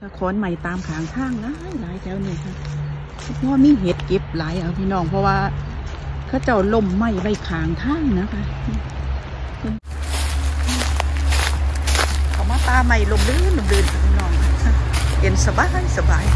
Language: Thai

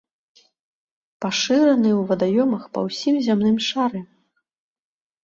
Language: Belarusian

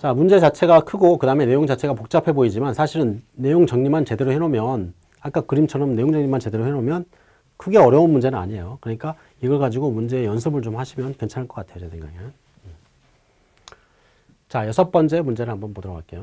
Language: Korean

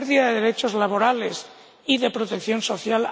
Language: Spanish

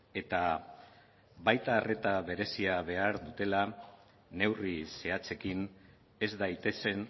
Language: Basque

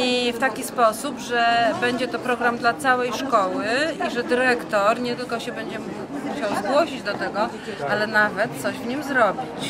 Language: Polish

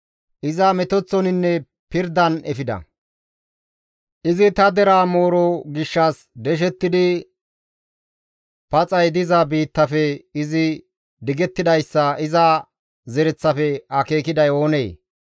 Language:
Gamo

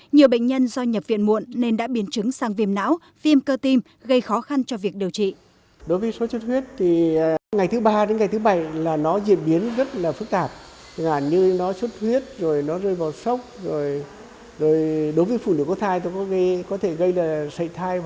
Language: Vietnamese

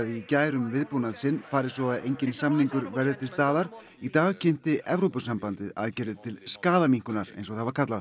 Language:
Icelandic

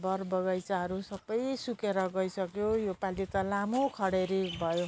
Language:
Nepali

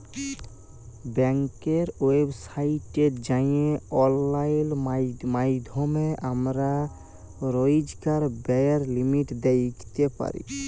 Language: Bangla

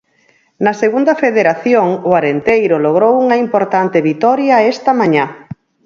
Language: Galician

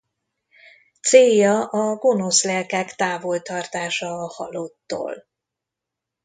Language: Hungarian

